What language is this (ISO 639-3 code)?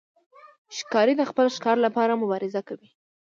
pus